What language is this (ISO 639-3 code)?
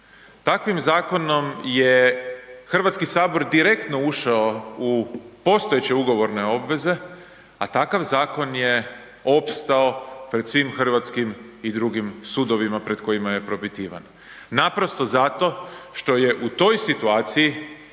hrv